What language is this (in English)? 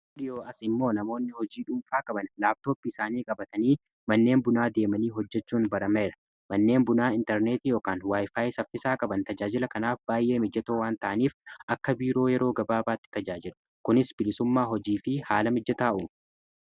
Oromo